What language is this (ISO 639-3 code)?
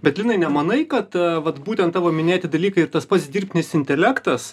lit